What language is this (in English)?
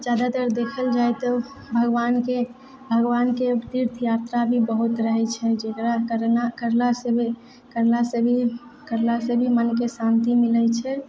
Maithili